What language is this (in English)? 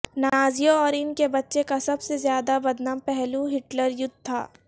Urdu